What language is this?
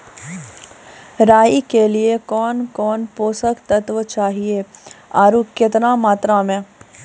Maithili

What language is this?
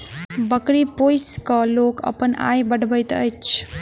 Maithili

